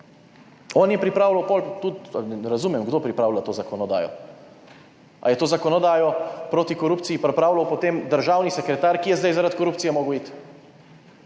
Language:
Slovenian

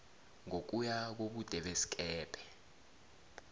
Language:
South Ndebele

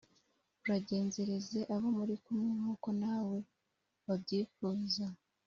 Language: Kinyarwanda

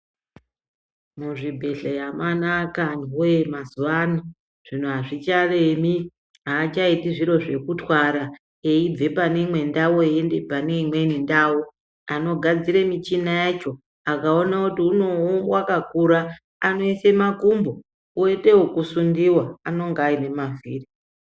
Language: Ndau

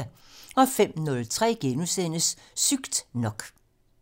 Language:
Danish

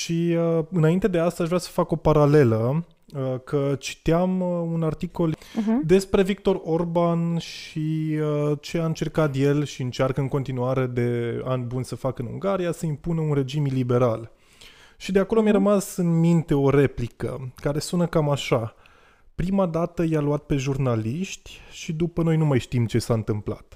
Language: Romanian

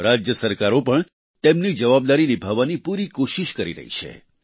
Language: Gujarati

